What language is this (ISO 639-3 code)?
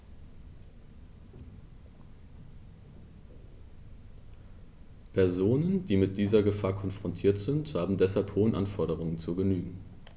deu